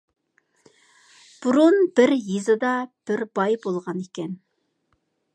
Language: Uyghur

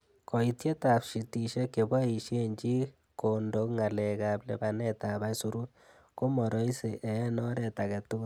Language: Kalenjin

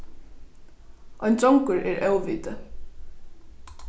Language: Faroese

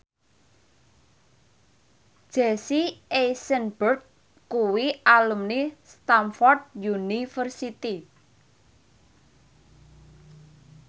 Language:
Javanese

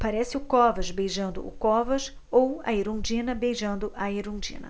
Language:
Portuguese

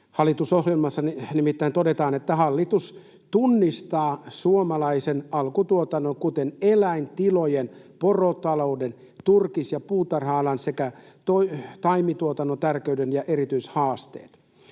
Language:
Finnish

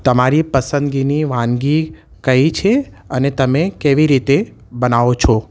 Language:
Gujarati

